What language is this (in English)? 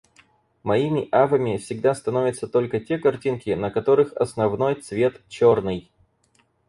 Russian